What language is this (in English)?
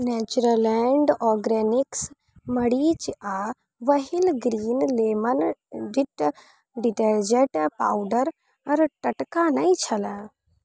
Maithili